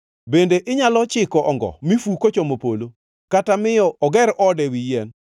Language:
Luo (Kenya and Tanzania)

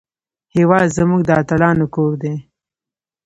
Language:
Pashto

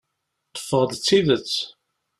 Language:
Kabyle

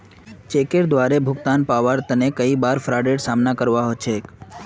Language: Magahi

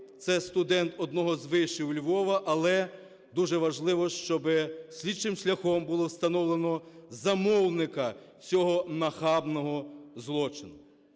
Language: Ukrainian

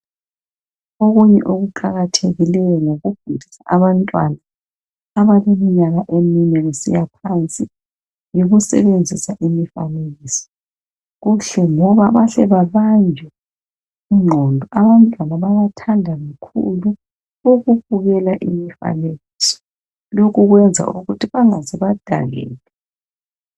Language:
North Ndebele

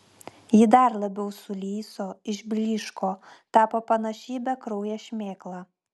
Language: Lithuanian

